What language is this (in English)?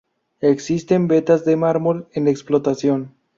Spanish